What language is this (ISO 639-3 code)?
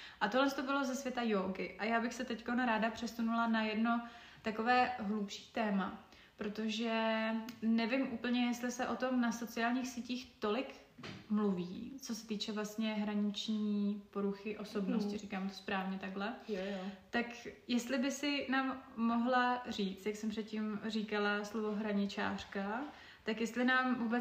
ces